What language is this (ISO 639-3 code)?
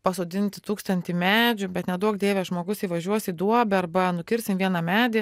lit